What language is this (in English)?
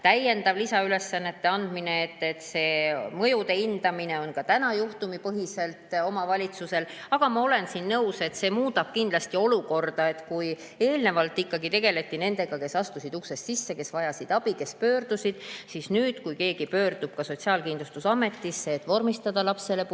Estonian